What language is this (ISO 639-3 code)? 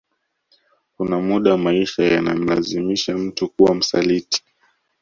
swa